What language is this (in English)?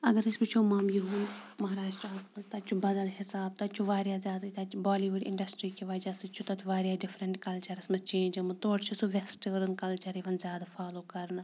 Kashmiri